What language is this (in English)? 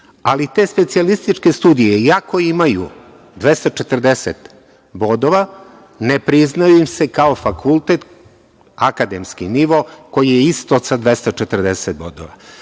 Serbian